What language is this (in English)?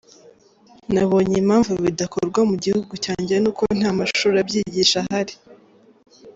Kinyarwanda